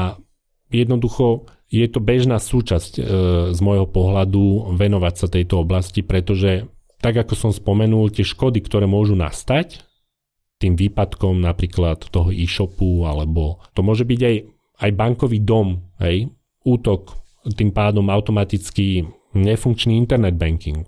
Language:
Slovak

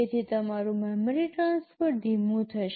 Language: Gujarati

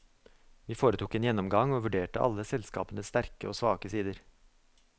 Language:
Norwegian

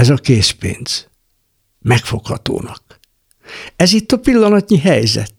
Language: Hungarian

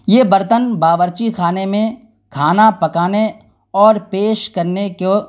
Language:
Urdu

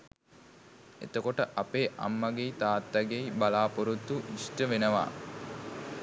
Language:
Sinhala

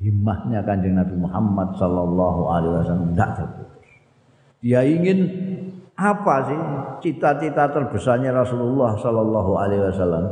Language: Indonesian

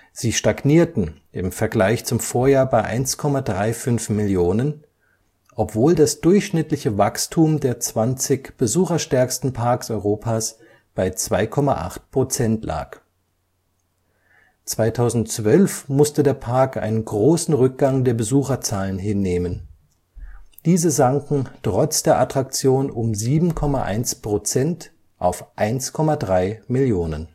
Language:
German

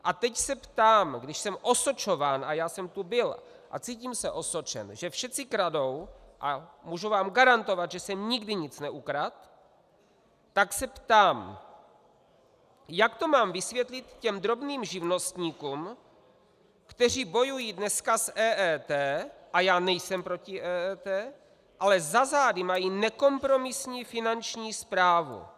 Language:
Czech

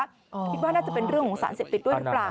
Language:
Thai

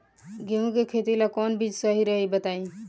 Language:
Bhojpuri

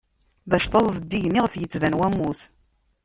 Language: Kabyle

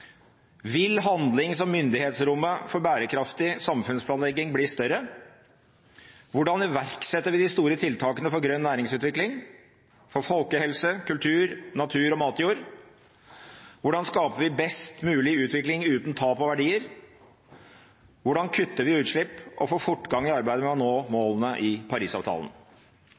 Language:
Norwegian Bokmål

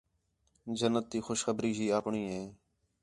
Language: Khetrani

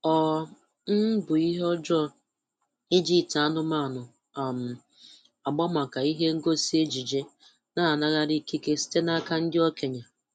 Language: Igbo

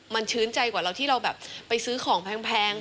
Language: Thai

